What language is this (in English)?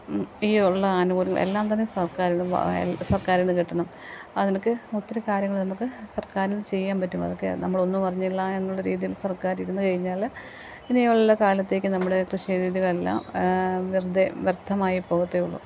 Malayalam